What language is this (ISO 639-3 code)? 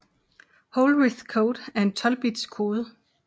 dan